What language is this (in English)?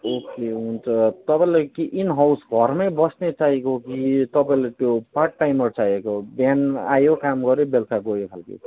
Nepali